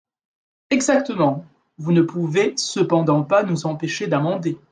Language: French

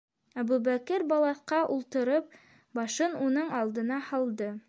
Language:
Bashkir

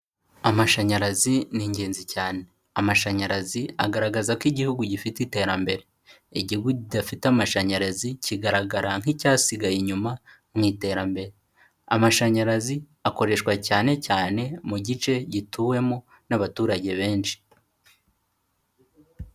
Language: Kinyarwanda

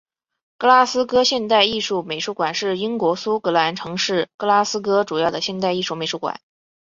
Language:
Chinese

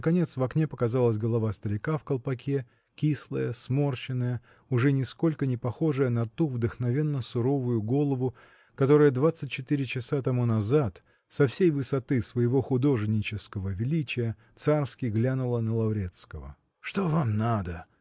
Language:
Russian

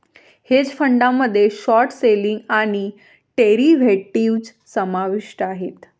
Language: Marathi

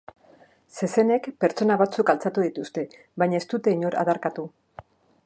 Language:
Basque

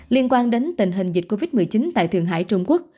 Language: Vietnamese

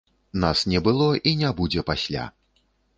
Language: Belarusian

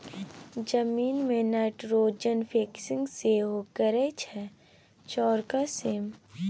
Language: Maithili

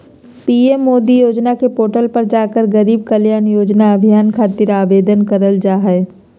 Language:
Magahi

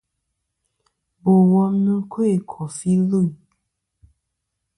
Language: Kom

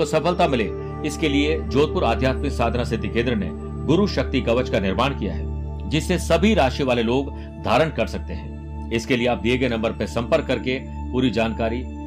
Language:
Hindi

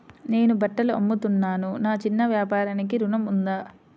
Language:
Telugu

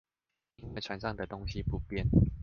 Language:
Chinese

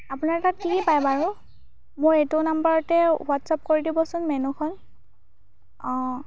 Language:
Assamese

